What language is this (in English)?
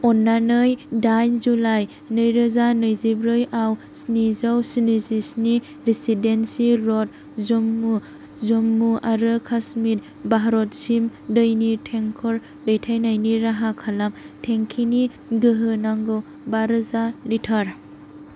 Bodo